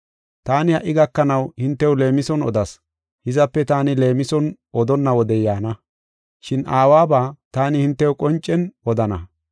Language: Gofa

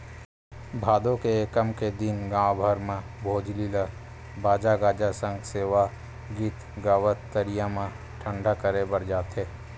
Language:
Chhattisgarhi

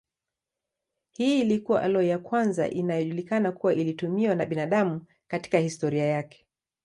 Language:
Swahili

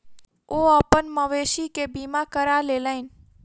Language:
Maithili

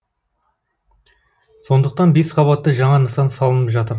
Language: Kazakh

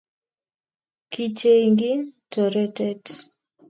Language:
Kalenjin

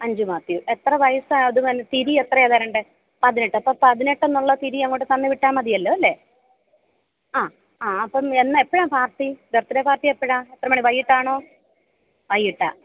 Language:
Malayalam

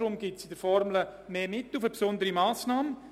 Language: Swiss German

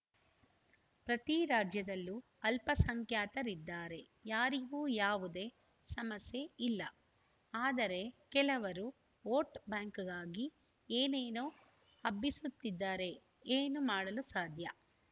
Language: Kannada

